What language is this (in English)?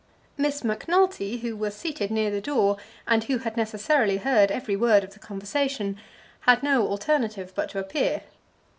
English